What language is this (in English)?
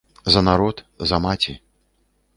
Belarusian